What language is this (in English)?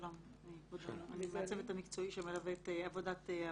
Hebrew